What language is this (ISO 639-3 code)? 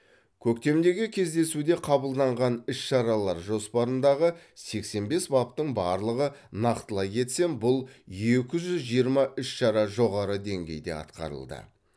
kaz